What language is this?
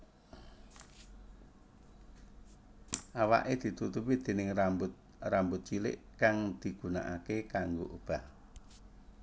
Javanese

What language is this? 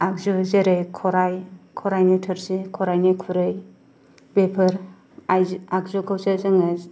Bodo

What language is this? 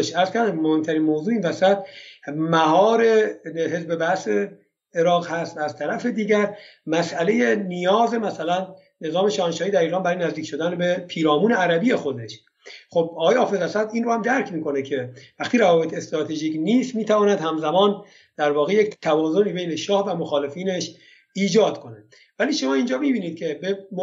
Persian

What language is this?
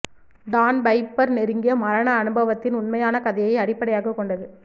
Tamil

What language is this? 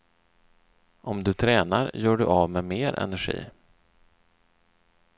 Swedish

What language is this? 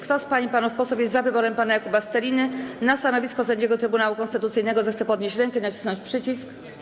Polish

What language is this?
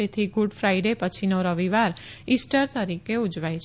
Gujarati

